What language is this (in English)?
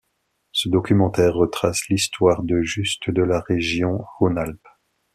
French